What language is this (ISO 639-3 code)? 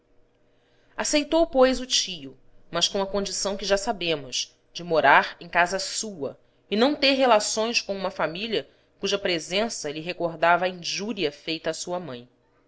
por